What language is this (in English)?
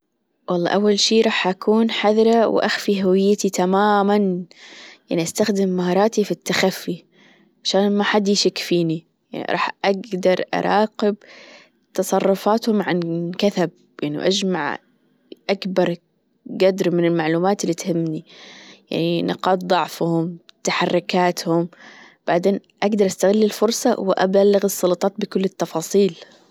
Gulf Arabic